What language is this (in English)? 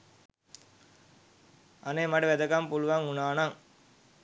Sinhala